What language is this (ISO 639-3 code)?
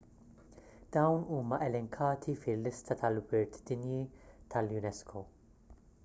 mlt